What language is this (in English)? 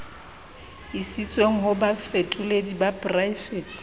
Southern Sotho